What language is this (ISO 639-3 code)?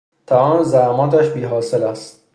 fas